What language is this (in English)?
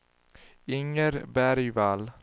Swedish